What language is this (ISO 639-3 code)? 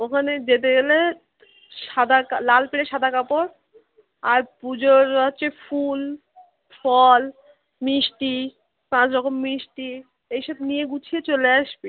ben